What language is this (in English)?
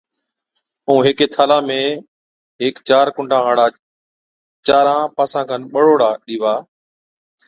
Od